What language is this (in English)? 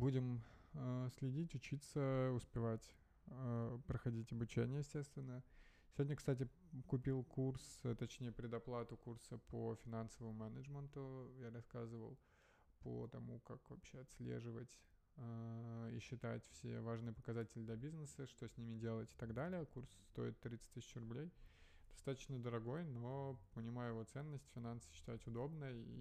Russian